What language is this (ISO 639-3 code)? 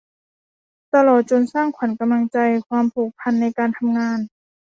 tha